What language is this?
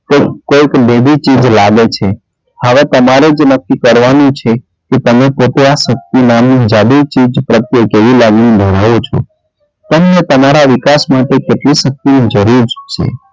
Gujarati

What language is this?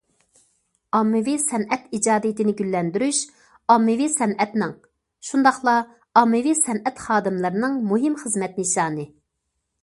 Uyghur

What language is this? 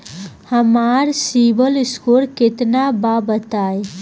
Bhojpuri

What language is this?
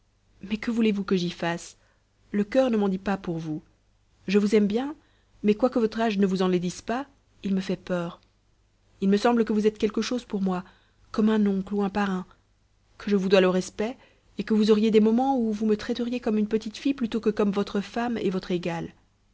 French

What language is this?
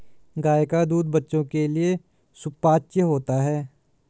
Hindi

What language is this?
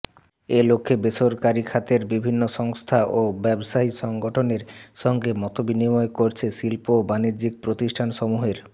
Bangla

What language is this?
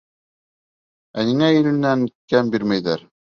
Bashkir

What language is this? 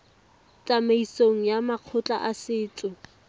Tswana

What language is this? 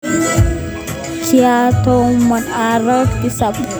Kalenjin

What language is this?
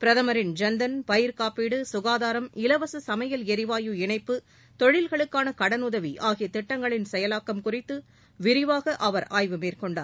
Tamil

